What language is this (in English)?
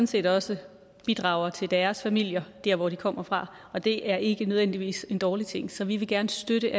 Danish